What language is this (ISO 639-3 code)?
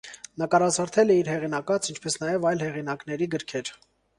hye